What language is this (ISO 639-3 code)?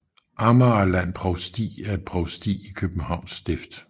dan